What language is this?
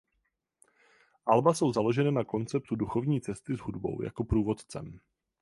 Czech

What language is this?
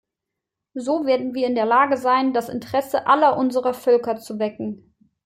German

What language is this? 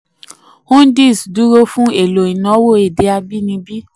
Yoruba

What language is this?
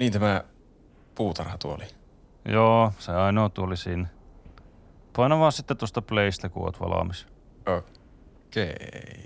Finnish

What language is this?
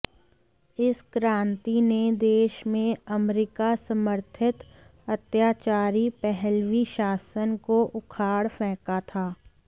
Hindi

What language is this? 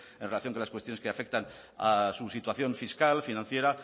Spanish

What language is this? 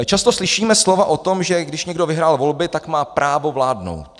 Czech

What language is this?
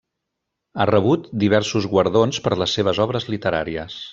Catalan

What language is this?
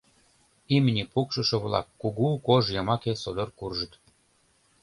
Mari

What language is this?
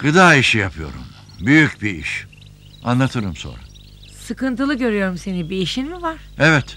Turkish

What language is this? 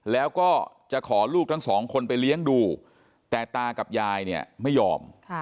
Thai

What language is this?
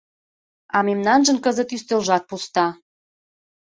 Mari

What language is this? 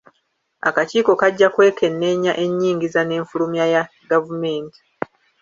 Ganda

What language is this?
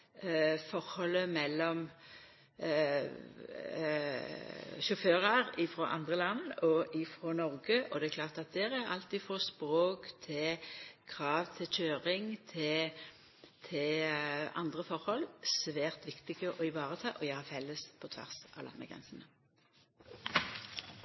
Norwegian Nynorsk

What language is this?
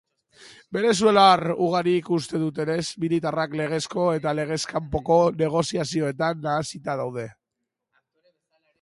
Basque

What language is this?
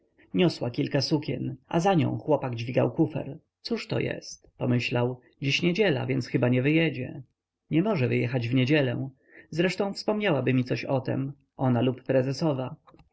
Polish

